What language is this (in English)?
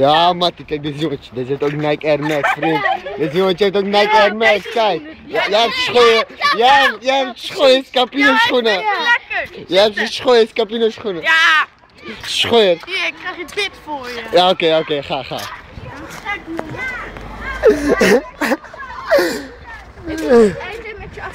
Dutch